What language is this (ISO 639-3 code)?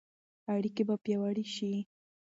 pus